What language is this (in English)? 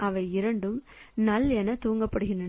Tamil